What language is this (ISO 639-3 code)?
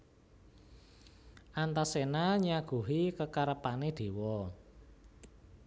jav